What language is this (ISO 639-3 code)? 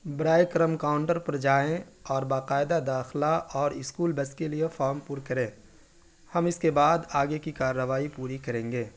urd